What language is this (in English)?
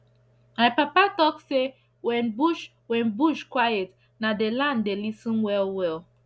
Nigerian Pidgin